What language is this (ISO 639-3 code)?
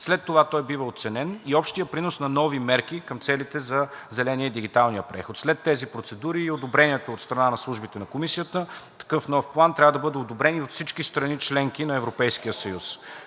bul